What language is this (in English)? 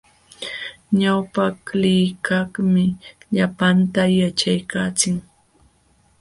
Jauja Wanca Quechua